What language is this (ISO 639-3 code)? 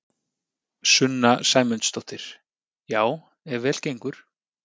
isl